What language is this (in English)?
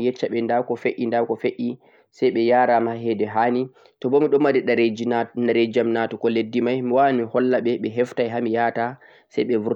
Central-Eastern Niger Fulfulde